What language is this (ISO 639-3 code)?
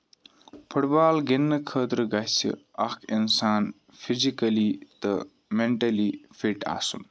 kas